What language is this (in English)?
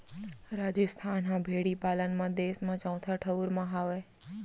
Chhattisgarhi